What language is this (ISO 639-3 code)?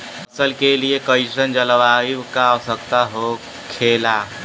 bho